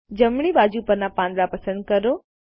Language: Gujarati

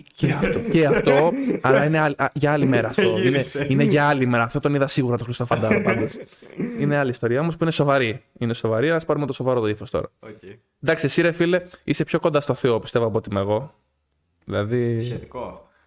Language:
Greek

